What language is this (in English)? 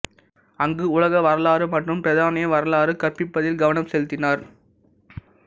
Tamil